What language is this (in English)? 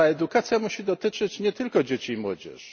Polish